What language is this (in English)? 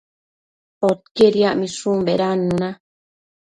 Matsés